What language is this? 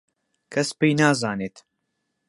Central Kurdish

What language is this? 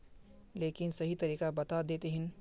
Magahi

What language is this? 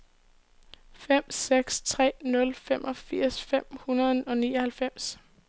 Danish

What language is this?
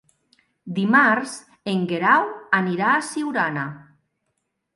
Catalan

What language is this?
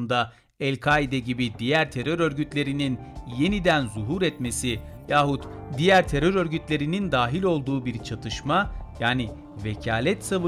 Turkish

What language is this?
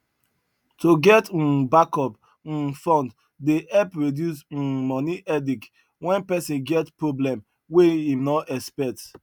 Nigerian Pidgin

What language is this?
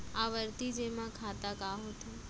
Chhattisgarhi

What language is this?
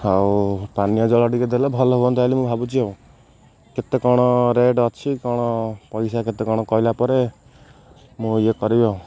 Odia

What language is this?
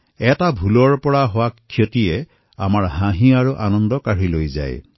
Assamese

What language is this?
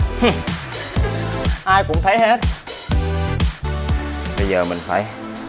Vietnamese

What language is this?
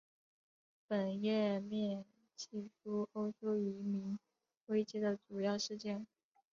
Chinese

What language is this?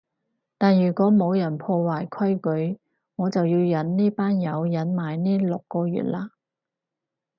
Cantonese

